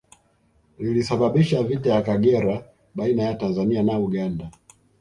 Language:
Swahili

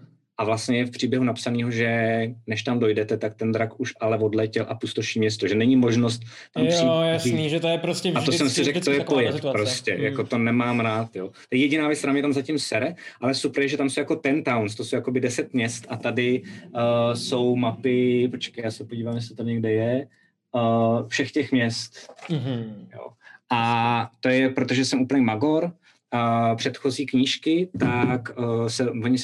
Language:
Czech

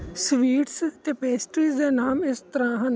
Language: Punjabi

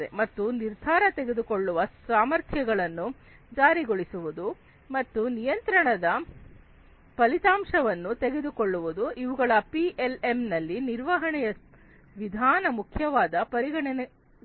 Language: Kannada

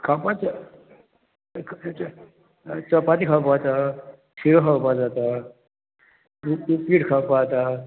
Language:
Konkani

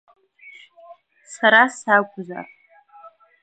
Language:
Abkhazian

